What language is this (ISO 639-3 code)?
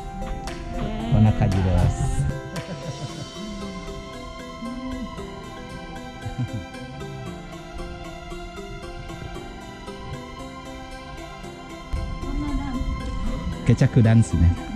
jpn